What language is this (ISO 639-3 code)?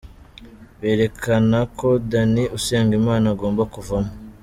kin